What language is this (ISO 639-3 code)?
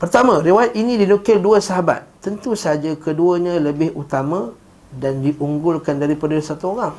msa